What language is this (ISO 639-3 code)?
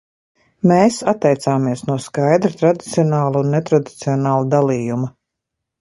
lav